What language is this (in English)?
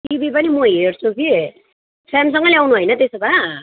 Nepali